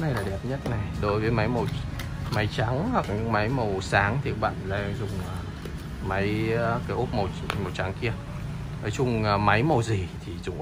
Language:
Vietnamese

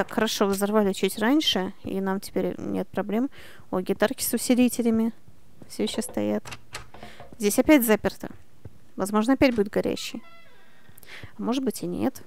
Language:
Russian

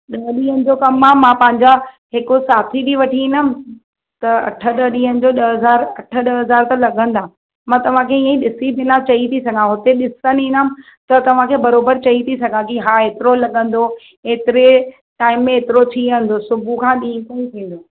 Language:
Sindhi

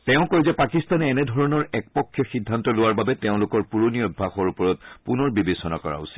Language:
Assamese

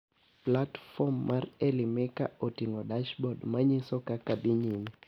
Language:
Luo (Kenya and Tanzania)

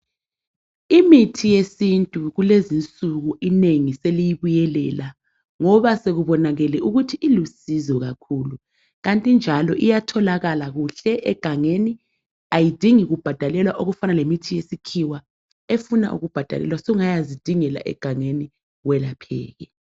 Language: North Ndebele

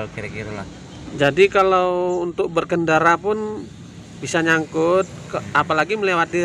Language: Indonesian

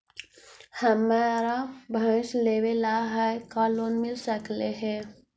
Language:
Magahi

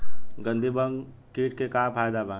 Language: Bhojpuri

